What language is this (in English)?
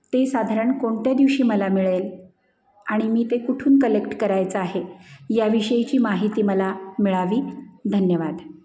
Marathi